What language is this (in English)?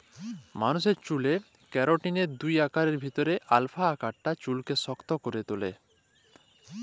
Bangla